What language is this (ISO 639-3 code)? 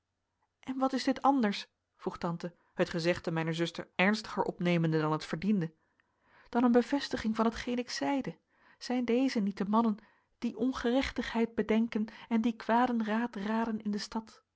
nld